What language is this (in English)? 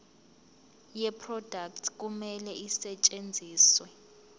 Zulu